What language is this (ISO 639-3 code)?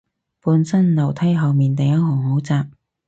yue